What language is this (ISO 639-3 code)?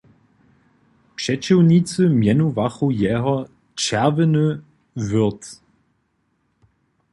hsb